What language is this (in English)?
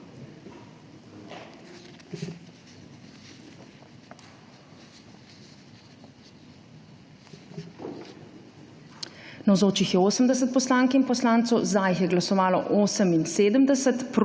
Slovenian